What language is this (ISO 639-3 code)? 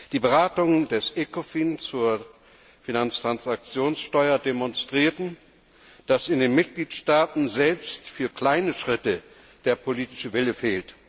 deu